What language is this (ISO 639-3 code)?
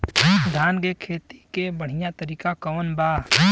bho